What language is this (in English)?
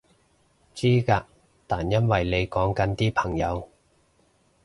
Cantonese